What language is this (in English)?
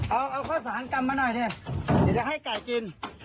Thai